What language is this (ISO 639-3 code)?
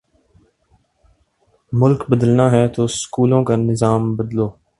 urd